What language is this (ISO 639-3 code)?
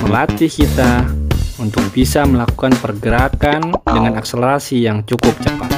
ind